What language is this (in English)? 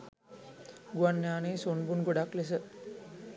Sinhala